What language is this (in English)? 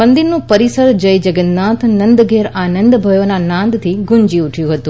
Gujarati